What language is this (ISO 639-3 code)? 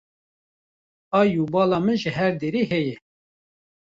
kur